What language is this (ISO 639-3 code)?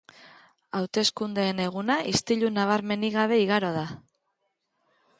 eus